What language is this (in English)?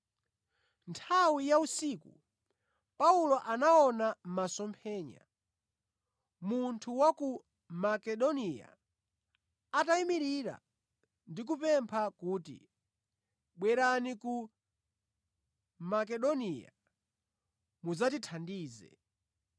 Nyanja